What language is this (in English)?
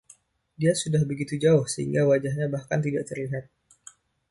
Indonesian